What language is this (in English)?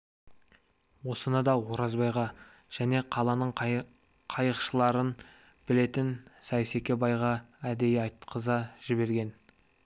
Kazakh